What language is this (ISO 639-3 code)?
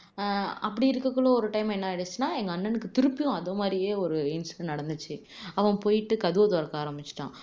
tam